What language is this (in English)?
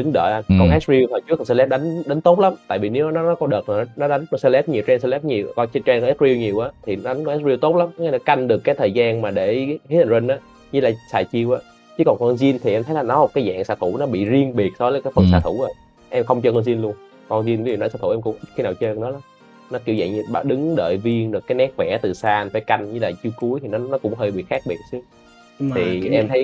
Vietnamese